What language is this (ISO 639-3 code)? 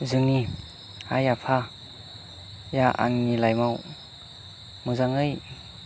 brx